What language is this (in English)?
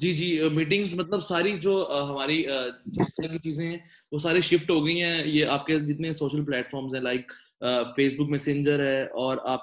Urdu